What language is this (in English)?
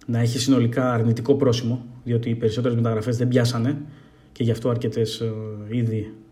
Greek